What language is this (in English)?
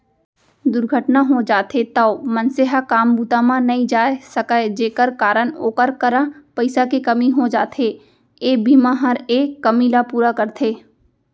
Chhattisgarhi